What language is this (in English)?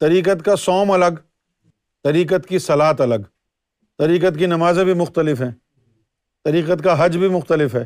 Urdu